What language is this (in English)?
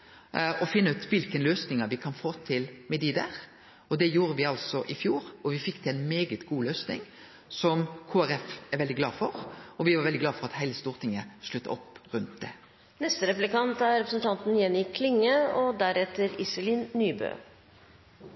Norwegian Nynorsk